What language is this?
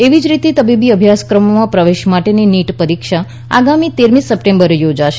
Gujarati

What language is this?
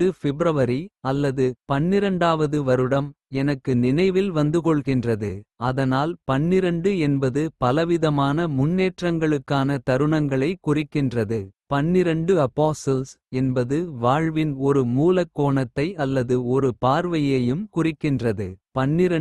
Kota (India)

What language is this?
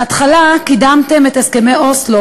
Hebrew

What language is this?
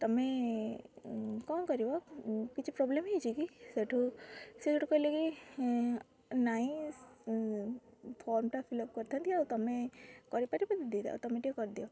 Odia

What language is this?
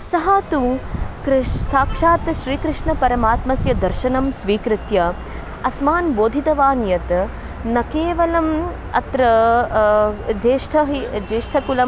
Sanskrit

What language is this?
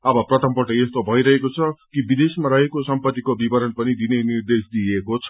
Nepali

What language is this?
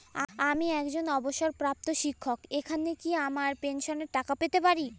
Bangla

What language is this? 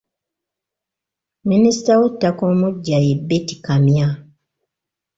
Ganda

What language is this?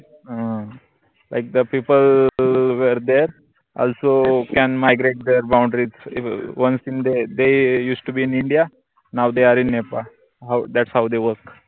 Marathi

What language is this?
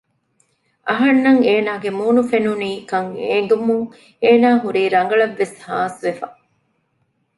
Divehi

